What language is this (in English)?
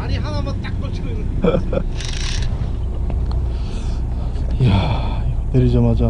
Korean